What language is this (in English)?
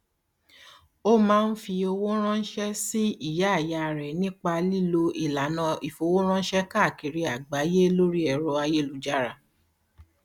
Yoruba